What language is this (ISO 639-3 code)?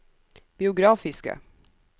nor